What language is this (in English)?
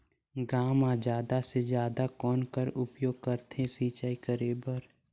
Chhattisgarhi